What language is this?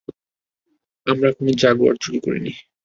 Bangla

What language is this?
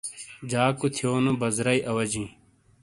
Shina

